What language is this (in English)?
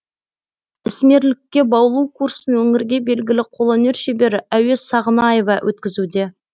Kazakh